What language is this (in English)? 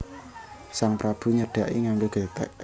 Javanese